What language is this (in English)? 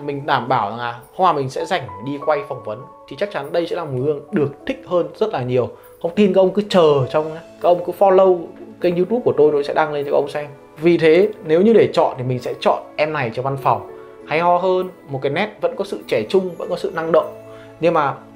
Vietnamese